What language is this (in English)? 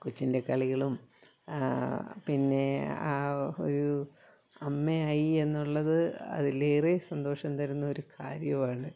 Malayalam